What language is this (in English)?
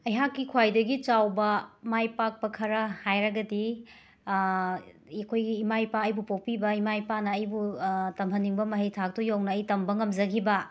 Manipuri